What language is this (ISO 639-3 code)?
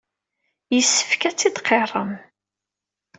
kab